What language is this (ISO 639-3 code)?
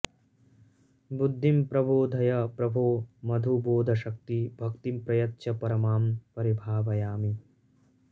san